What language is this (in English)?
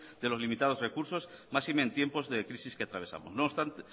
Spanish